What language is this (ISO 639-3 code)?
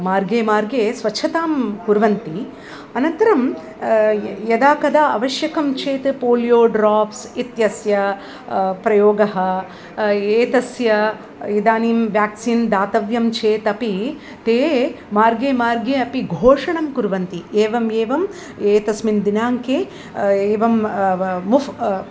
san